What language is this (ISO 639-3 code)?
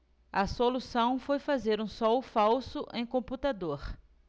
por